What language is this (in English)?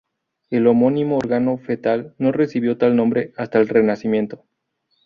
Spanish